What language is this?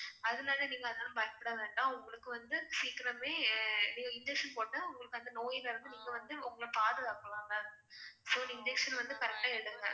Tamil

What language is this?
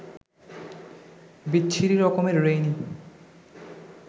Bangla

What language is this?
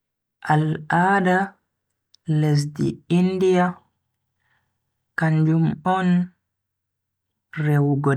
Bagirmi Fulfulde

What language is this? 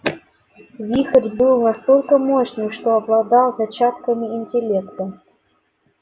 Russian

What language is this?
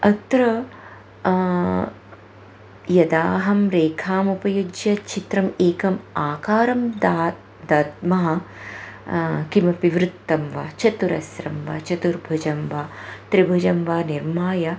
Sanskrit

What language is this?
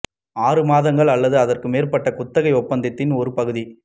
Tamil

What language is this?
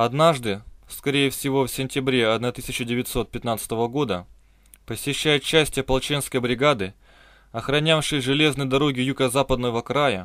Russian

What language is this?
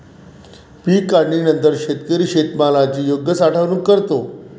Marathi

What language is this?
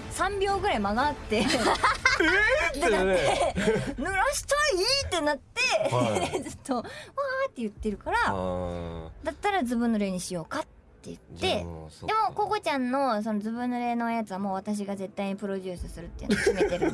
Japanese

